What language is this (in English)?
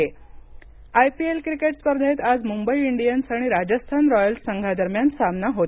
Marathi